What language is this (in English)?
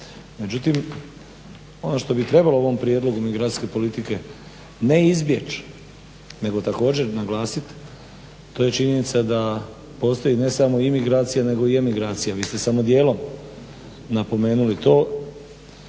Croatian